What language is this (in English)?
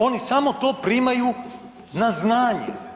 Croatian